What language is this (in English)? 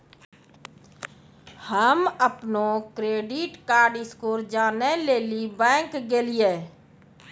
Maithili